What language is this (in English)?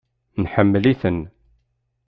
Kabyle